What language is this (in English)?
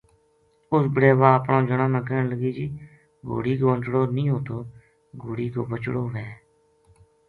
Gujari